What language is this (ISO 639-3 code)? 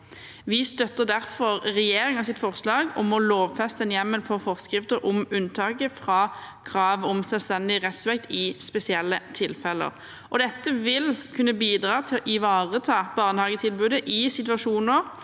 nor